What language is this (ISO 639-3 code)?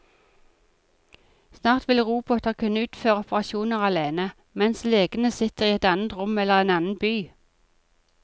nor